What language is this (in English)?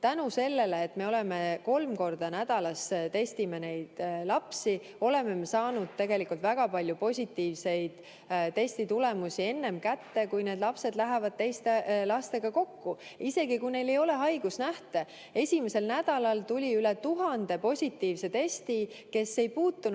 Estonian